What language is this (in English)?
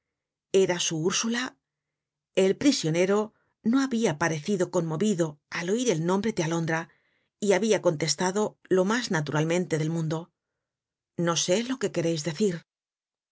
Spanish